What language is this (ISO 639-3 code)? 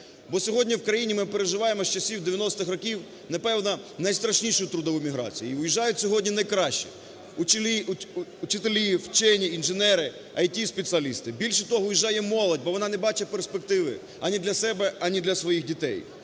ukr